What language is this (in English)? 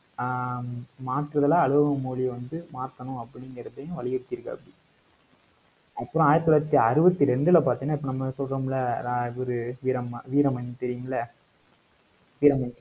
Tamil